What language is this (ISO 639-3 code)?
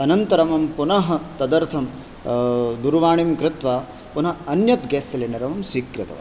san